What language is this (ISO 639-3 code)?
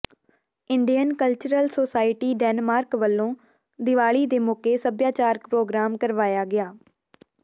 pan